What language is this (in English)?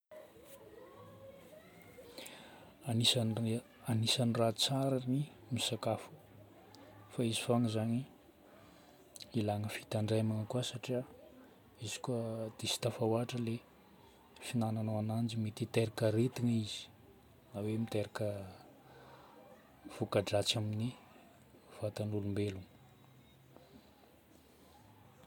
Northern Betsimisaraka Malagasy